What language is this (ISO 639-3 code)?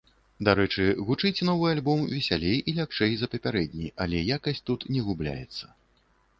bel